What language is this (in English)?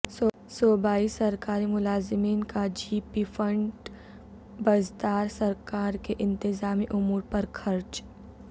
Urdu